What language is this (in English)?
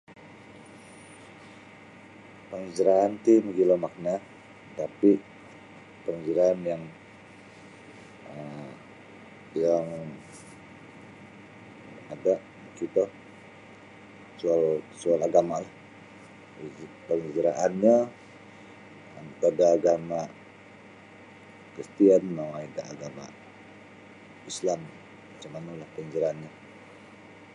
Sabah Bisaya